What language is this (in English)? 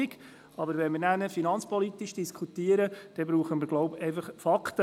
Swiss German